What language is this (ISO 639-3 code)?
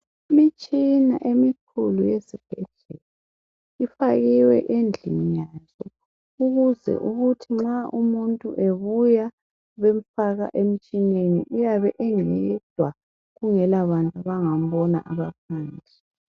nde